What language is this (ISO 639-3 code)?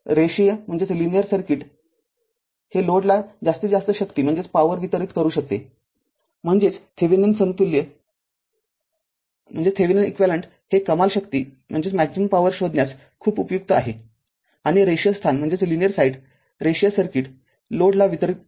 mar